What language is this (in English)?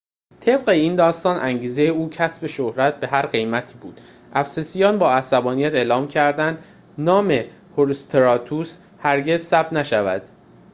Persian